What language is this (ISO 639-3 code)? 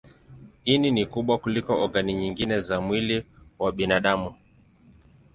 swa